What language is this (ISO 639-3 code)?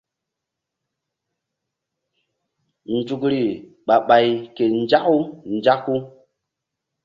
mdd